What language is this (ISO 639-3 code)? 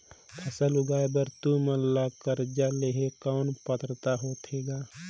hne